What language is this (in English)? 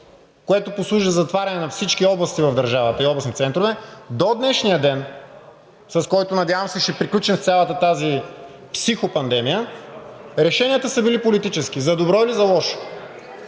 Bulgarian